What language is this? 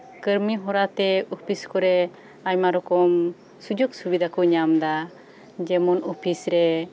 Santali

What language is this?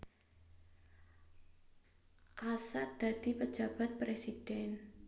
Javanese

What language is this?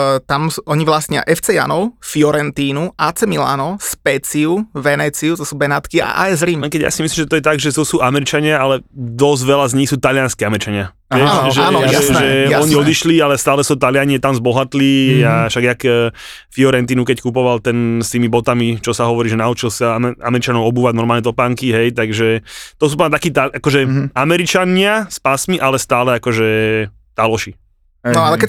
Slovak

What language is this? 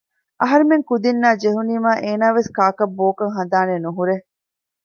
Divehi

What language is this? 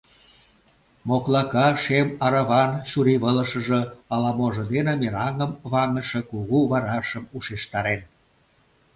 Mari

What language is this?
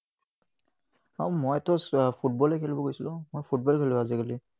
Assamese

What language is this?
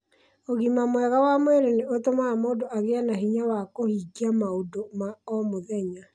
Kikuyu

